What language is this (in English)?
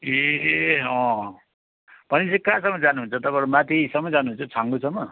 Nepali